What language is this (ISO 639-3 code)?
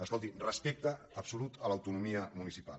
cat